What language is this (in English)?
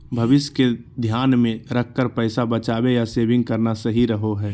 Magahi